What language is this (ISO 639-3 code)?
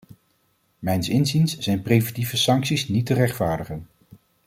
nld